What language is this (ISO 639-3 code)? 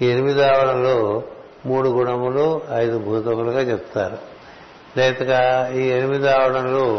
tel